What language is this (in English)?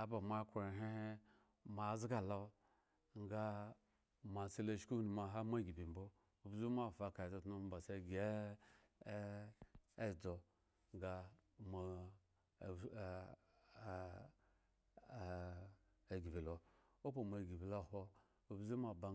Eggon